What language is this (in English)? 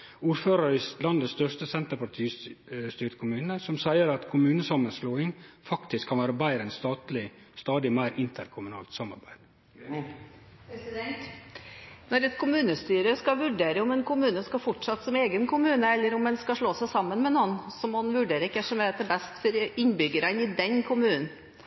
Norwegian